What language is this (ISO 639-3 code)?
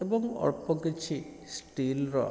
ori